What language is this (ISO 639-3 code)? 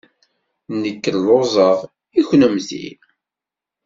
kab